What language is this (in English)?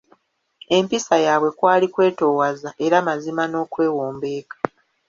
Ganda